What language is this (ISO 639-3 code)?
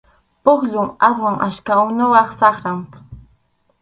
qxu